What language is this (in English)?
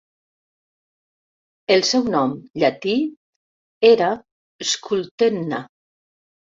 Catalan